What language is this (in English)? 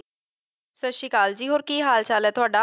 Punjabi